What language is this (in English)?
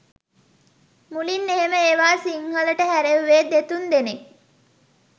Sinhala